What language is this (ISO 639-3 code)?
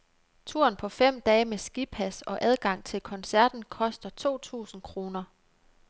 dan